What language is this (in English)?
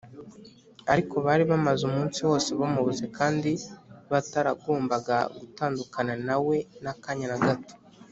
Kinyarwanda